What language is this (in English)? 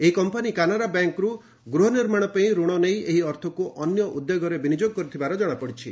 Odia